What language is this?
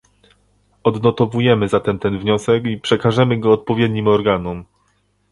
Polish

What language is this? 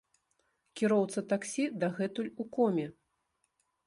Belarusian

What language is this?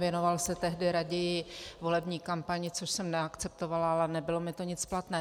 Czech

